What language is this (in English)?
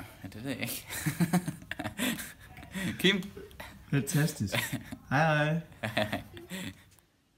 Danish